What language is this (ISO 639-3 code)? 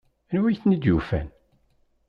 kab